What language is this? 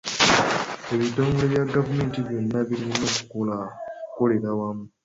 Ganda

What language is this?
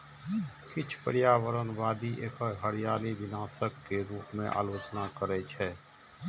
Maithili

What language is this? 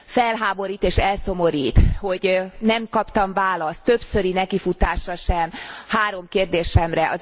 Hungarian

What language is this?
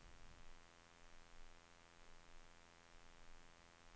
Swedish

